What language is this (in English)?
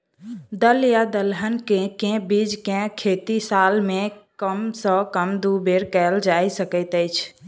Maithili